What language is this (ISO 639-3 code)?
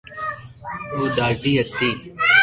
lrk